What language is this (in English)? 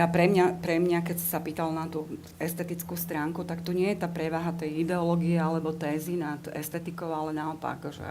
Slovak